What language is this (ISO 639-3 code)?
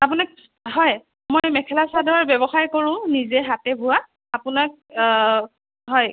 asm